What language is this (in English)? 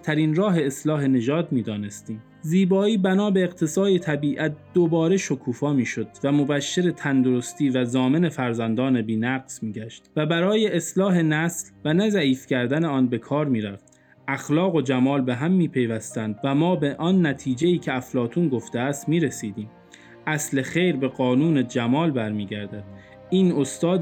Persian